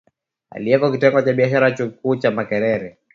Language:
Swahili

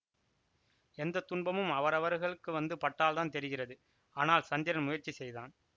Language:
Tamil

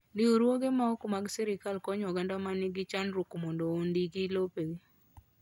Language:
Luo (Kenya and Tanzania)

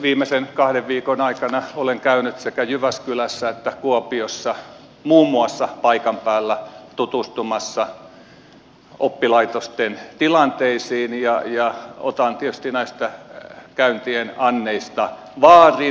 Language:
Finnish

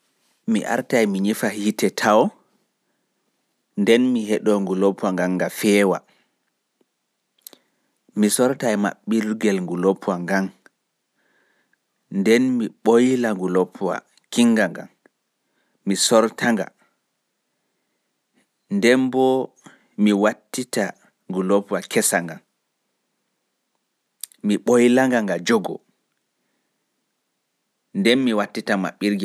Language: Pular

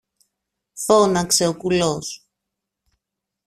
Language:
Greek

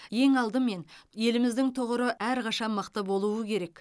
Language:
Kazakh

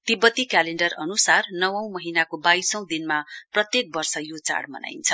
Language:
Nepali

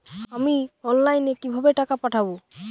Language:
Bangla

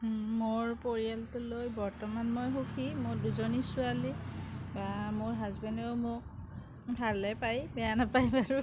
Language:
Assamese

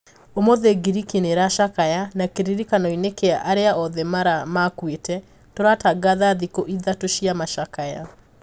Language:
Kikuyu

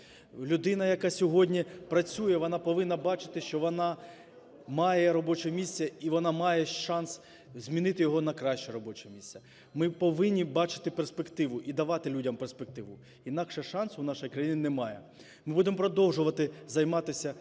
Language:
Ukrainian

